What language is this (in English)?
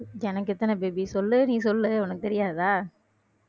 Tamil